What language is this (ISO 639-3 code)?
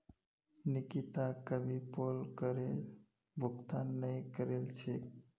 mag